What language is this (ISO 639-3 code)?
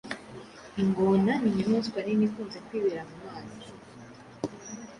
kin